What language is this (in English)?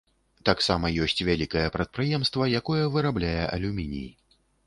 Belarusian